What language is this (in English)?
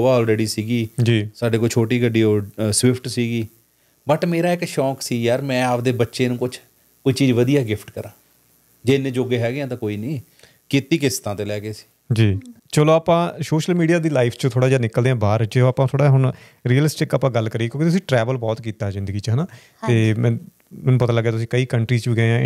Punjabi